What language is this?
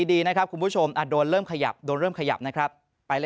Thai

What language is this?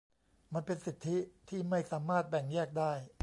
Thai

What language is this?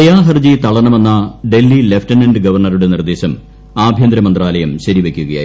Malayalam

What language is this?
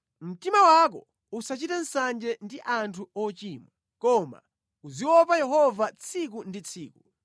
Nyanja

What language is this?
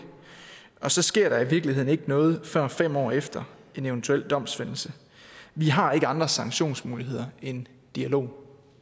Danish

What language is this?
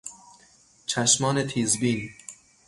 Persian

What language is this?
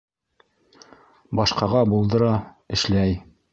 Bashkir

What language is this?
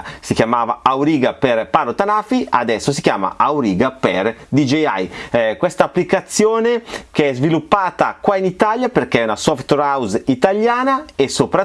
Italian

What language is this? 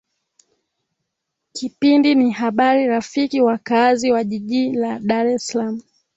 Swahili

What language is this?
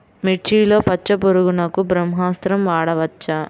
Telugu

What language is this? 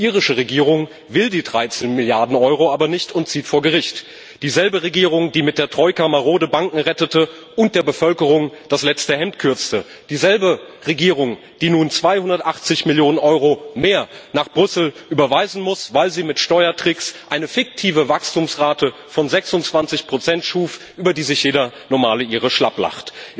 German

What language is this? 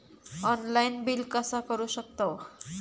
Marathi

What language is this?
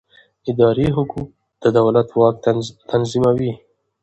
Pashto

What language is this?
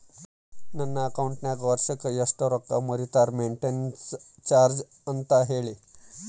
Kannada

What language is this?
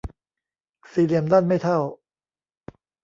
Thai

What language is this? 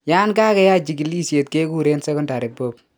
Kalenjin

